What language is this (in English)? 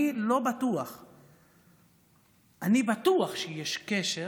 Hebrew